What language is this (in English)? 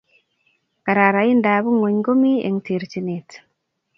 Kalenjin